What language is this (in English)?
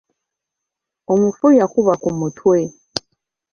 Ganda